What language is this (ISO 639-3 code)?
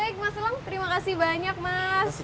ind